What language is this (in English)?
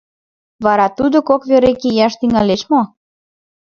Mari